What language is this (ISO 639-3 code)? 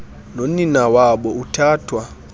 xho